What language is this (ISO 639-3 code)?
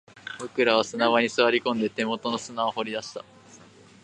jpn